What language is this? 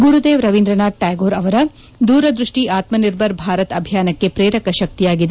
Kannada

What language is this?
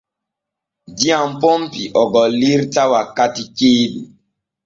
Borgu Fulfulde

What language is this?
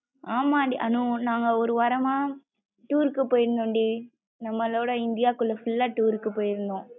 Tamil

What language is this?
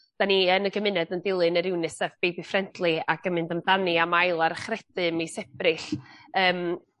Welsh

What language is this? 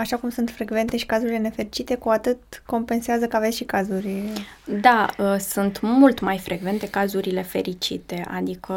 Romanian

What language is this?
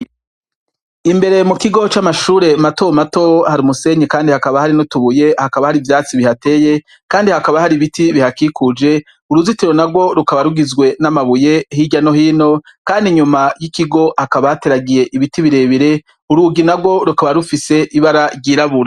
Rundi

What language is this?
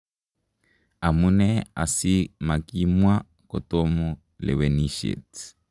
Kalenjin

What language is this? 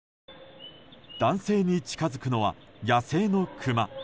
Japanese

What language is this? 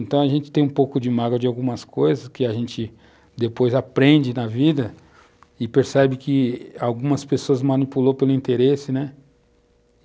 Portuguese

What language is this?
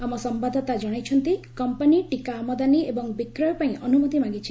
Odia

